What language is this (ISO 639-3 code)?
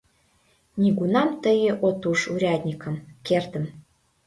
chm